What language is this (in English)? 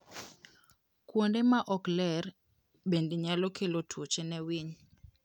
Luo (Kenya and Tanzania)